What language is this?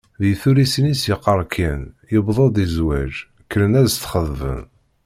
Kabyle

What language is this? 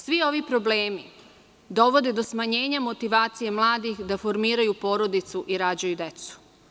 Serbian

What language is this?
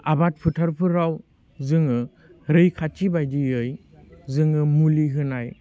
Bodo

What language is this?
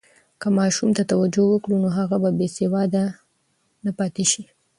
Pashto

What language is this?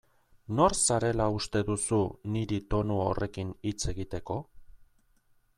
Basque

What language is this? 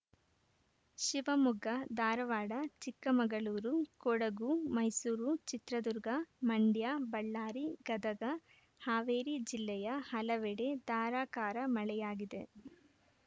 Kannada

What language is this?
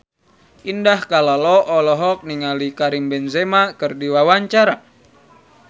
Sundanese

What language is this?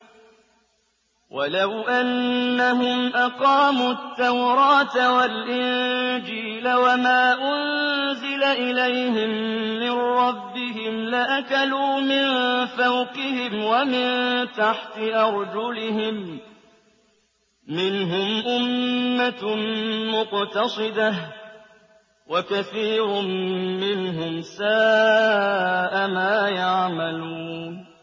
Arabic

